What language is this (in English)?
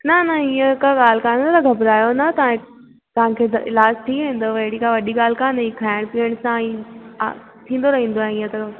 Sindhi